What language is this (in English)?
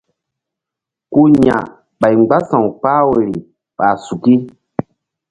Mbum